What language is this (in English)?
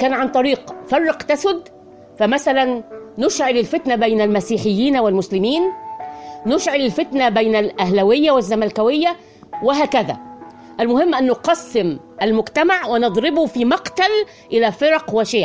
Arabic